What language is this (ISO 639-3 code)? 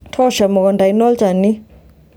mas